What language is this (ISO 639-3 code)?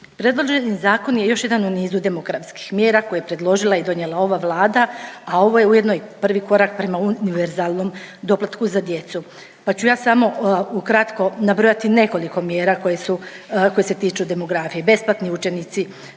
hrv